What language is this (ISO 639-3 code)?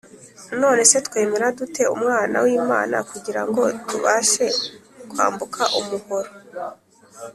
kin